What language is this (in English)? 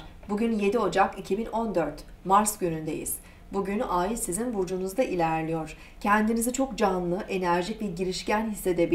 Turkish